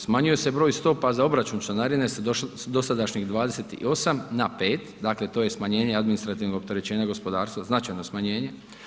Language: Croatian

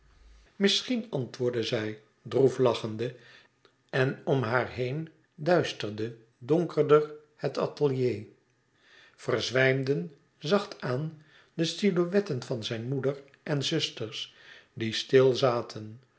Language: Dutch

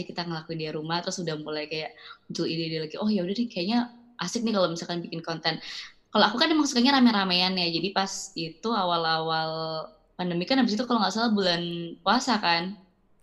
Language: Indonesian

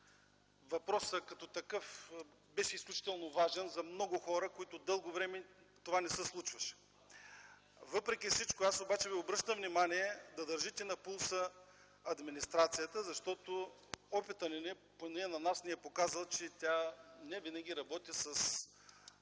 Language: Bulgarian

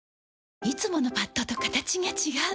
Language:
Japanese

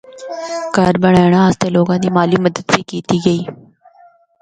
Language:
Northern Hindko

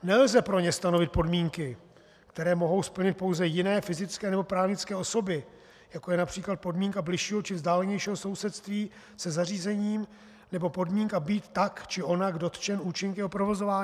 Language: Czech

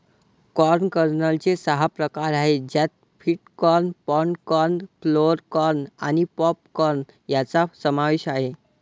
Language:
Marathi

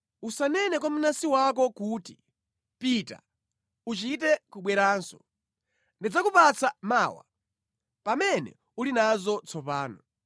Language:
Nyanja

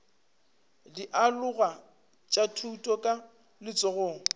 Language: Northern Sotho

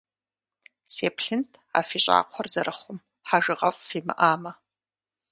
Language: Kabardian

